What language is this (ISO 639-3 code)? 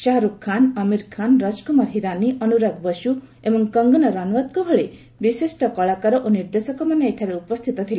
ori